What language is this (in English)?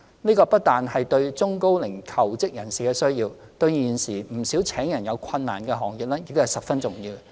Cantonese